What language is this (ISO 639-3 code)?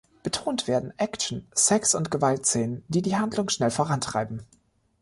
deu